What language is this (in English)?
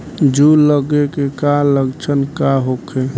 Bhojpuri